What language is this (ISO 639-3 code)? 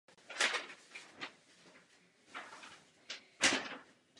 ces